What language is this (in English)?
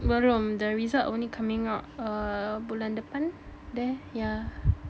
English